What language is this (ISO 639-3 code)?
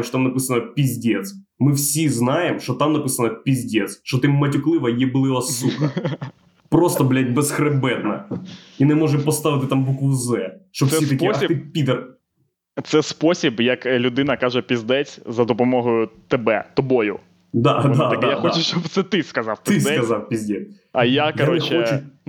ukr